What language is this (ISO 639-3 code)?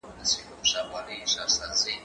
pus